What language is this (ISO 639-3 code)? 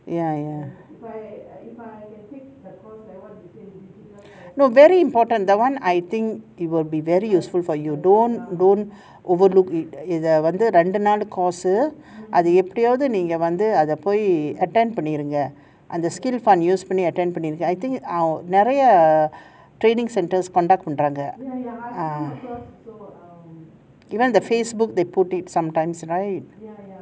eng